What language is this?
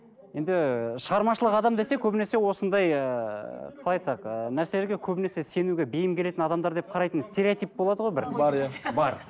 Kazakh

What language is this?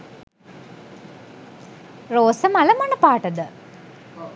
Sinhala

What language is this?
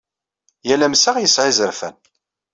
Kabyle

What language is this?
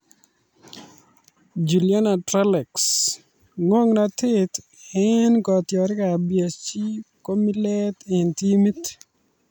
Kalenjin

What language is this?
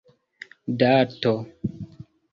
Esperanto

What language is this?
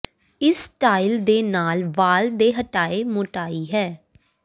Punjabi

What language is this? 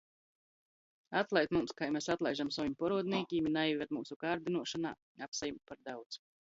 Latgalian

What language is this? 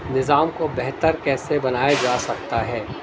Urdu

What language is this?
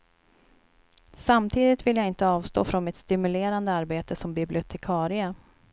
Swedish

